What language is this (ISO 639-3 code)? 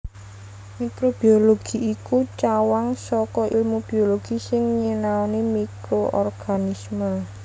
jav